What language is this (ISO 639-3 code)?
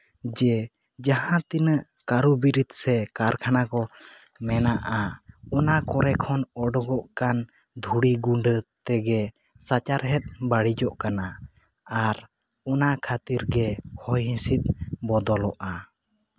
sat